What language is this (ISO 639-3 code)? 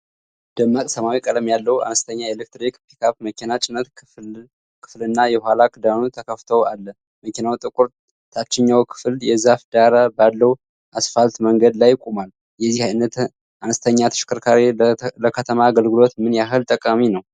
amh